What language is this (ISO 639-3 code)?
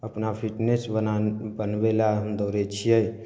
mai